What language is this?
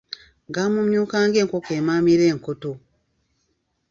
Ganda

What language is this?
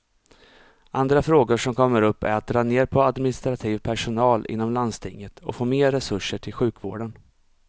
Swedish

